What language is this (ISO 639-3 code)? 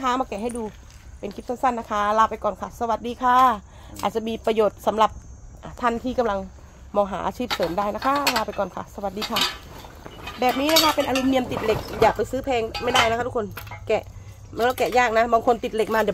tha